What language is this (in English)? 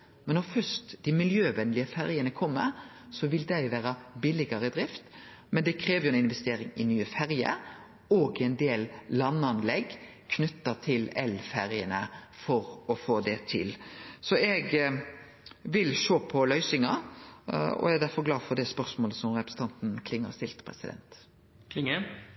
Norwegian Nynorsk